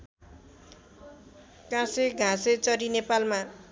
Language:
Nepali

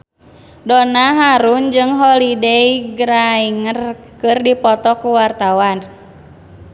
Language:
Sundanese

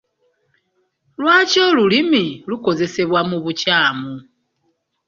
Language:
Ganda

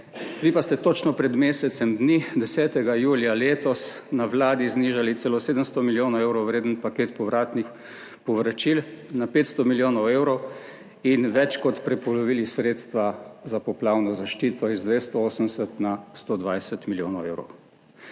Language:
Slovenian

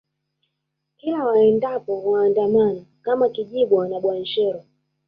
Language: Swahili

